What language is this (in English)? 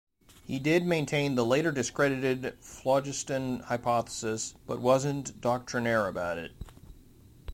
English